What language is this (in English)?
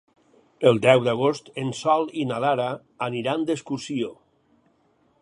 Catalan